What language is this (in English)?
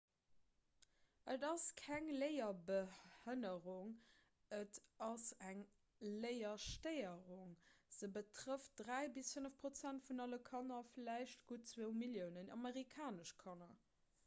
Luxembourgish